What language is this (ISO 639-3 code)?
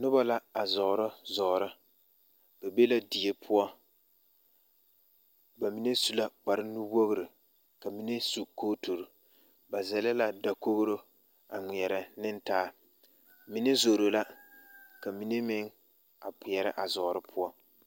dga